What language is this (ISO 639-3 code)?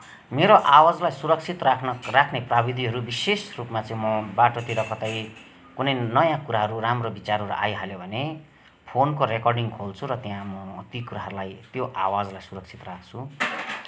nep